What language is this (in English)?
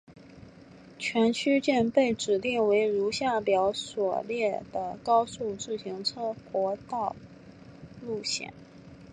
Chinese